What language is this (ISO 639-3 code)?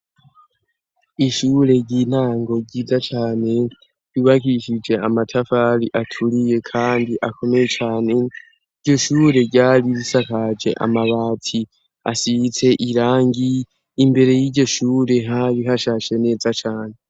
run